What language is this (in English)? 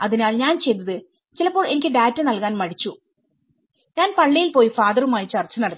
Malayalam